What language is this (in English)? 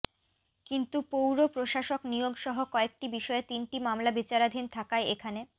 Bangla